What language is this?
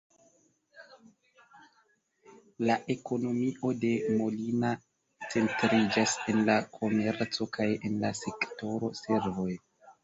Esperanto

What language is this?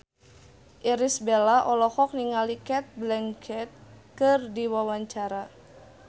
Sundanese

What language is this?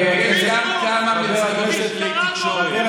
Hebrew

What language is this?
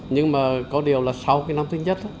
Vietnamese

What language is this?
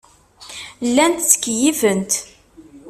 Kabyle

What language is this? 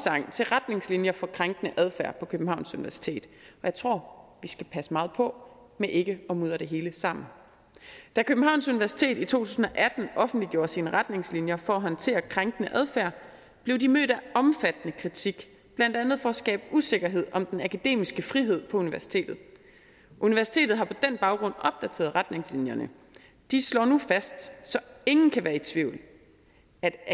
Danish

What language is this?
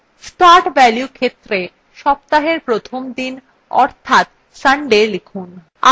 Bangla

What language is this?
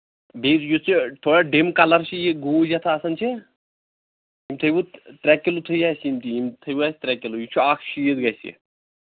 Kashmiri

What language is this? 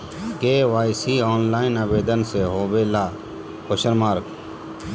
Magahi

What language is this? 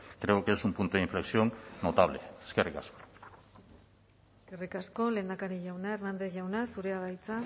Basque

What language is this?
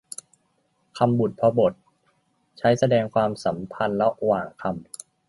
Thai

